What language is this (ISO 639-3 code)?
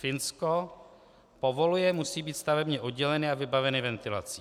ces